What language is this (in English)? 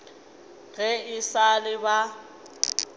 Northern Sotho